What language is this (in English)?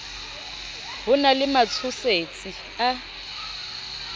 Southern Sotho